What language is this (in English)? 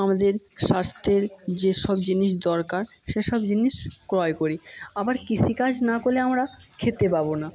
Bangla